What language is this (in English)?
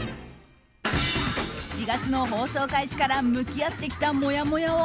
Japanese